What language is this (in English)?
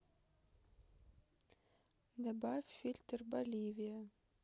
Russian